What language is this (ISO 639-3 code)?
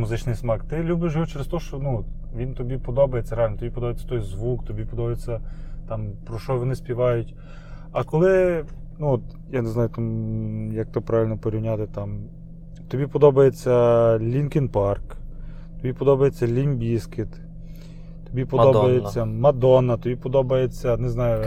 ukr